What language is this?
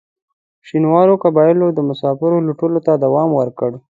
Pashto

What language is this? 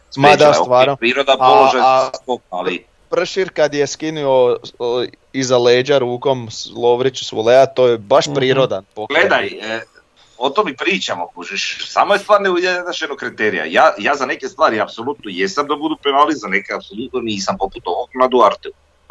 Croatian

